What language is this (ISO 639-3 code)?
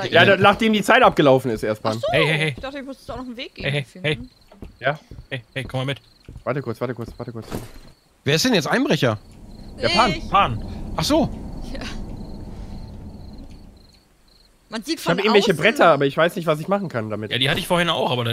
deu